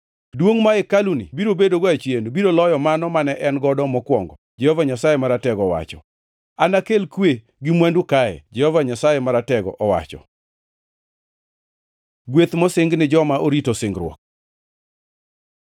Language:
Luo (Kenya and Tanzania)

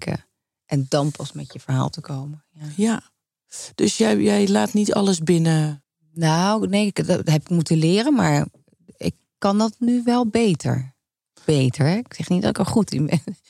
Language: Dutch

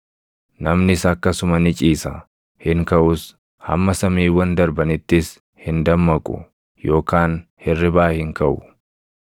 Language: Oromo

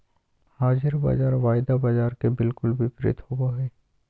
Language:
Magahi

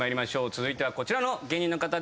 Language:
Japanese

